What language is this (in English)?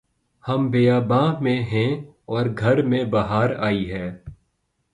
Urdu